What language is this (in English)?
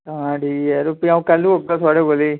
Dogri